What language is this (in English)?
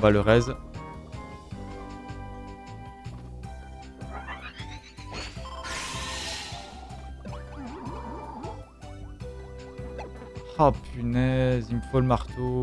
French